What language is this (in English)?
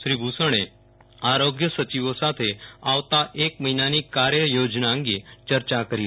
Gujarati